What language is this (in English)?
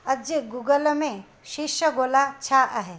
Sindhi